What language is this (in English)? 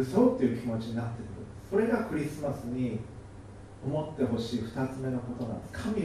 Japanese